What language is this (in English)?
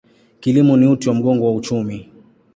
Swahili